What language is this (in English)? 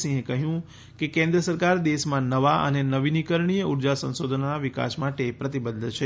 Gujarati